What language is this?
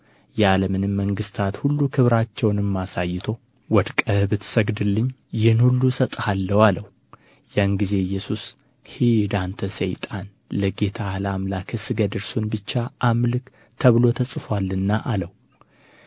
Amharic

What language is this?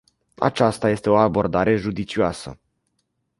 Romanian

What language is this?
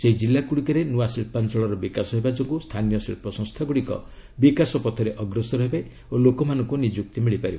Odia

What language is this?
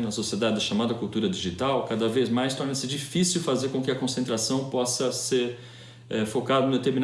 Portuguese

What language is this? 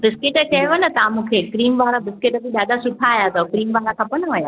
Sindhi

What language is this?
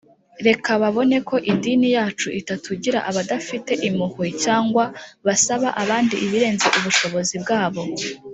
Kinyarwanda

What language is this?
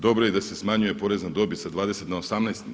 Croatian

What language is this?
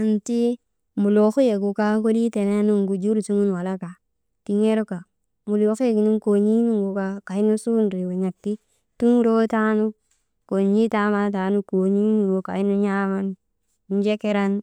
Maba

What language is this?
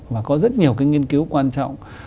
Vietnamese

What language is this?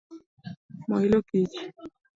Luo (Kenya and Tanzania)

